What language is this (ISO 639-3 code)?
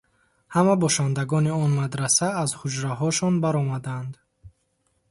tgk